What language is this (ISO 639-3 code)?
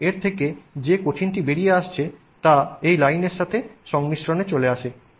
ben